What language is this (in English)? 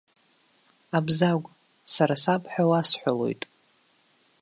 Abkhazian